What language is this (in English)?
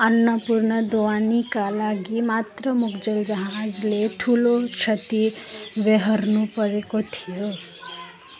Nepali